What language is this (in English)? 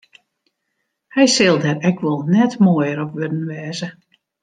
Western Frisian